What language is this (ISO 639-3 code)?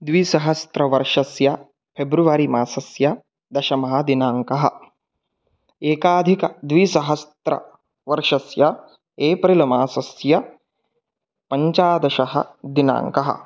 san